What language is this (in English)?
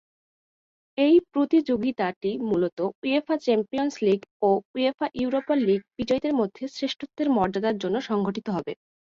Bangla